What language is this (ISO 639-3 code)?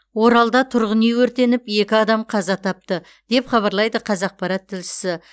kaz